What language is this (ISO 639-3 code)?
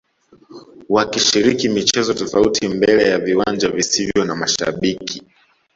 swa